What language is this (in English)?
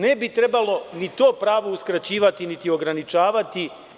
Serbian